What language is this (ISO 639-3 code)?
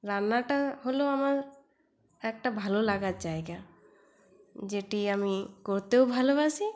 ben